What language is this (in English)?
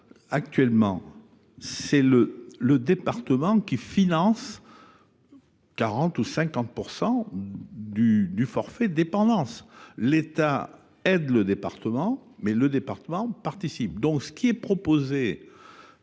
French